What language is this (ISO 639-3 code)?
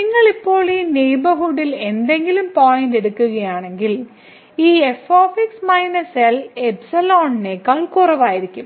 mal